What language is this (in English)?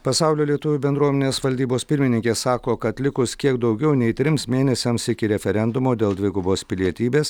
Lithuanian